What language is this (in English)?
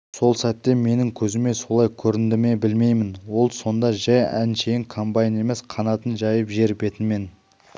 Kazakh